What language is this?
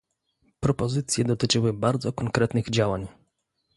Polish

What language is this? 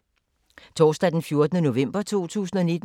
Danish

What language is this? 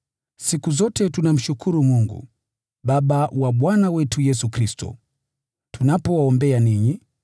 Swahili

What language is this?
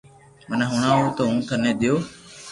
Loarki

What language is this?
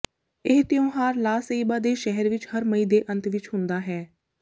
Punjabi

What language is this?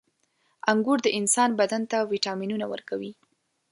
Pashto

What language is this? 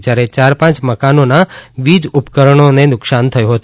Gujarati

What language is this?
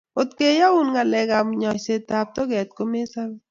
Kalenjin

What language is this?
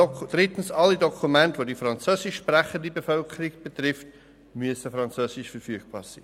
Swiss German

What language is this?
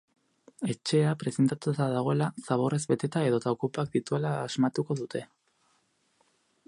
Basque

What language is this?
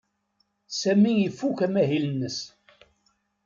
Kabyle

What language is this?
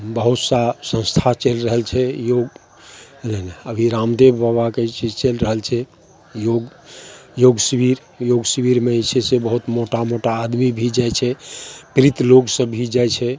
Maithili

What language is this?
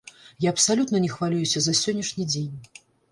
Belarusian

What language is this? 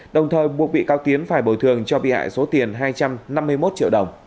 Vietnamese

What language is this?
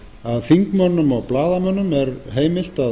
Icelandic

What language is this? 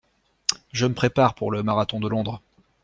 French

